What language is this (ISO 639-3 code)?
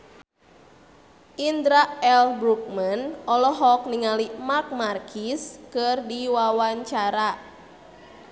sun